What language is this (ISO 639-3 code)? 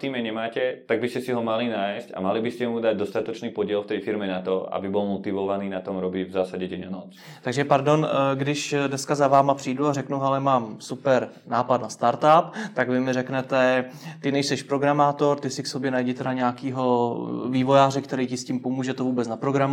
ces